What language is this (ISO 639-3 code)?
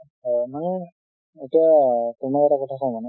asm